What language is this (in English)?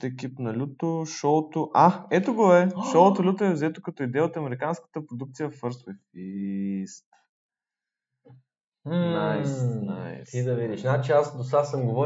Bulgarian